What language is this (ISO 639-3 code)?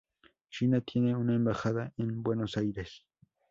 spa